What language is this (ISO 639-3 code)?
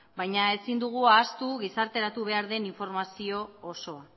eus